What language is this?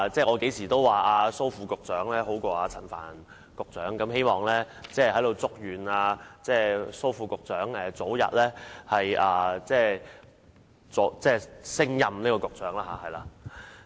Cantonese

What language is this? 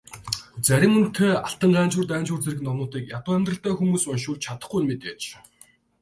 Mongolian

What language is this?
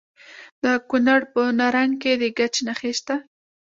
Pashto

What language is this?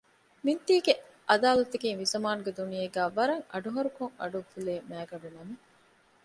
Divehi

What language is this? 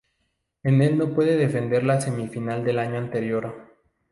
Spanish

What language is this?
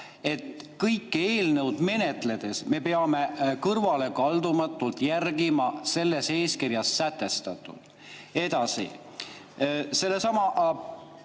Estonian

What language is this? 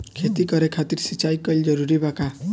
Bhojpuri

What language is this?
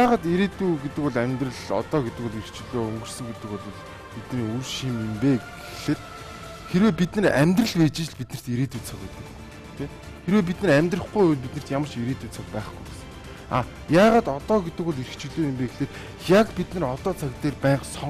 Turkish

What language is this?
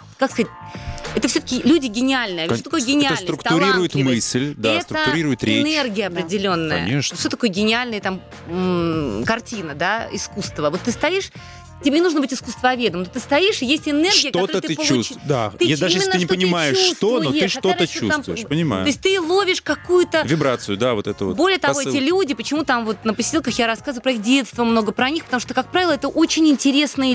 Russian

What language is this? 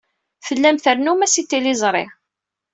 Kabyle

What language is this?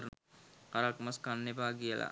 Sinhala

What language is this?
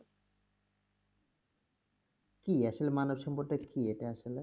Bangla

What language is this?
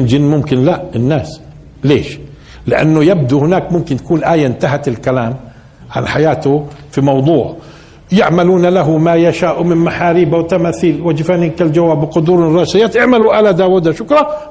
Arabic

